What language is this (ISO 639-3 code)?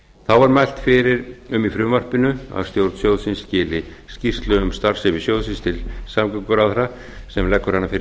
isl